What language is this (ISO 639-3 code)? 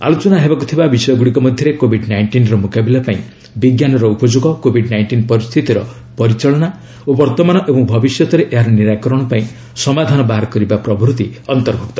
ori